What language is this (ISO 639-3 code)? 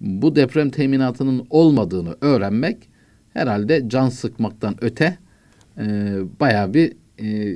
tur